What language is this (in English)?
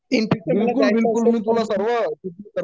Marathi